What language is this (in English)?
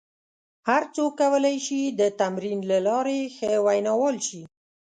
Pashto